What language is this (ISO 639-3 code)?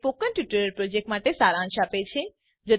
guj